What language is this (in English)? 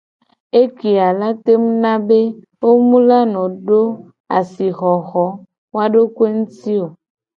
Gen